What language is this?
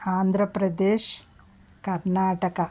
Telugu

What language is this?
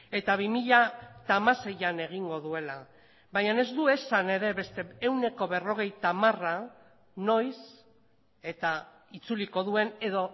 Basque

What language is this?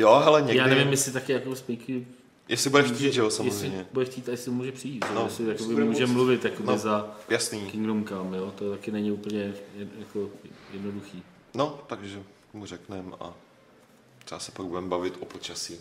Czech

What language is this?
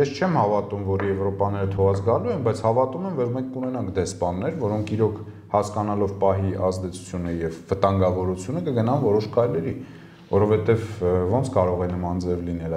Turkish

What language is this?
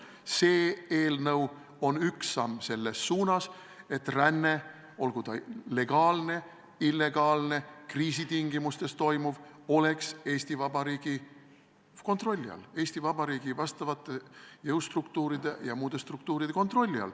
Estonian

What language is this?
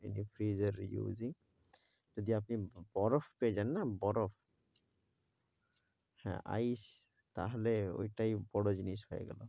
Bangla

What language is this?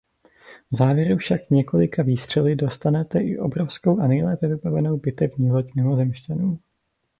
Czech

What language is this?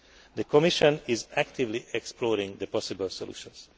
English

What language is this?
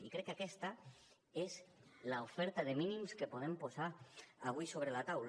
Catalan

